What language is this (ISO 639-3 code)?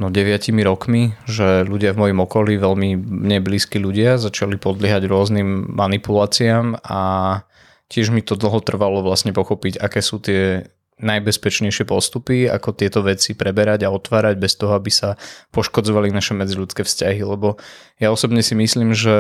slk